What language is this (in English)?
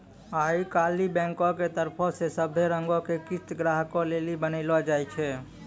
Maithili